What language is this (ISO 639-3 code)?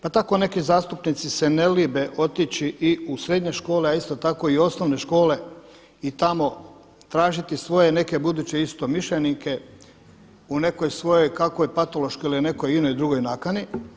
hrv